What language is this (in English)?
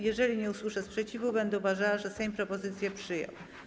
Polish